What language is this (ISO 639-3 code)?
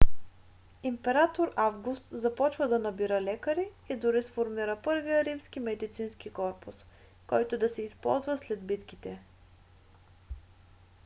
bul